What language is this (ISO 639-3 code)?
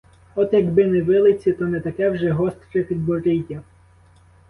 ukr